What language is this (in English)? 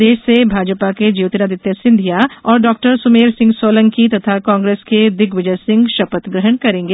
Hindi